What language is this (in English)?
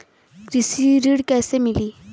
Bhojpuri